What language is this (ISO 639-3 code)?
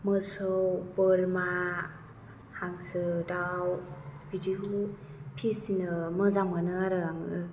brx